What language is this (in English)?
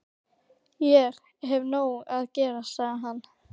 Icelandic